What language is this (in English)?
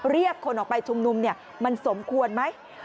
Thai